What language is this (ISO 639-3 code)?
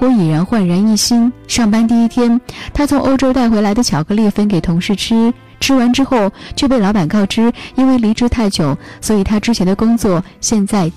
zho